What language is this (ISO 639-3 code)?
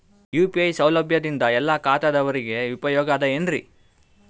kan